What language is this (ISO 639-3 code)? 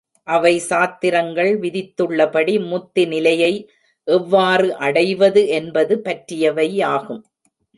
tam